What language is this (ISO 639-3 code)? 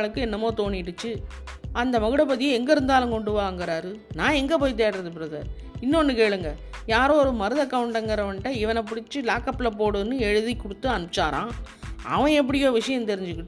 tam